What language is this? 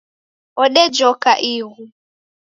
Taita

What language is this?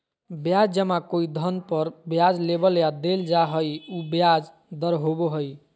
Magahi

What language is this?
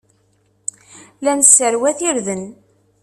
Kabyle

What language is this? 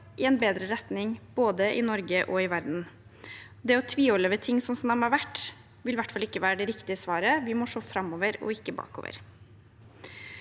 Norwegian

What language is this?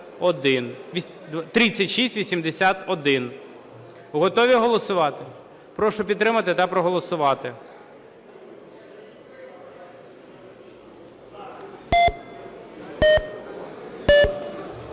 Ukrainian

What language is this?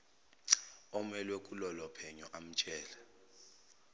Zulu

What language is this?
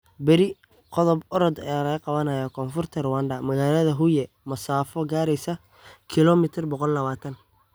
Somali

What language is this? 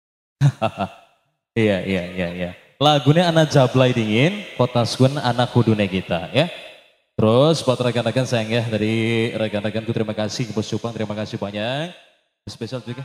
Indonesian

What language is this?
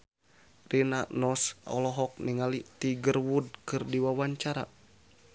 Sundanese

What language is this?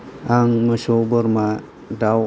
Bodo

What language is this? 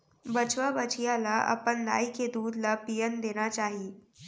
Chhattisgarhi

